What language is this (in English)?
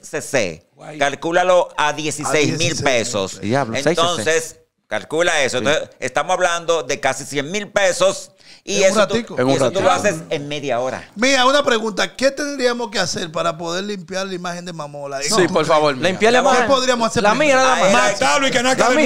Spanish